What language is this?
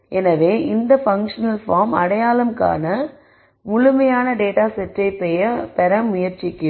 Tamil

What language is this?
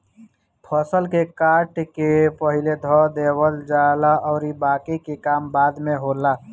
Bhojpuri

